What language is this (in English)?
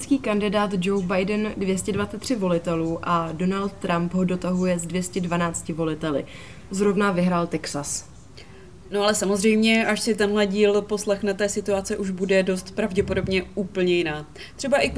Czech